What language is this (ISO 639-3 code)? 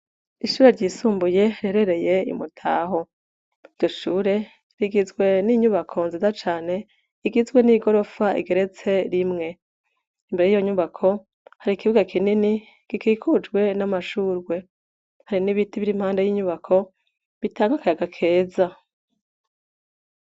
run